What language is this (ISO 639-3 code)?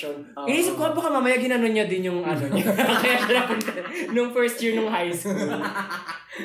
fil